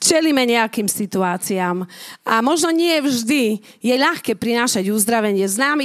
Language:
Slovak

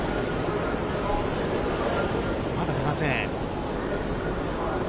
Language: Japanese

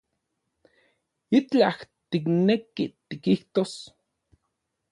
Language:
Central Puebla Nahuatl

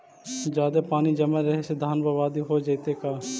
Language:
Magahi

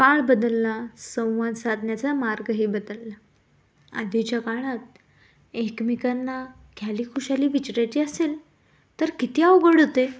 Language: Marathi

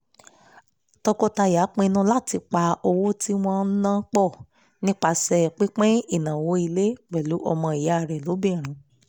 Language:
Yoruba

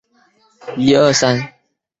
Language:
Chinese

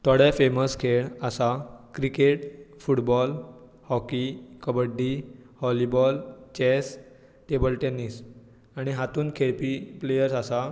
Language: Konkani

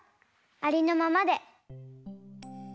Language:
Japanese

